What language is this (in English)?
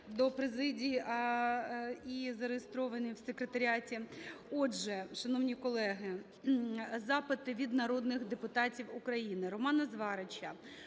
Ukrainian